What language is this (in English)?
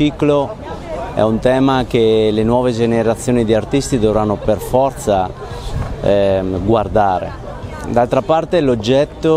Italian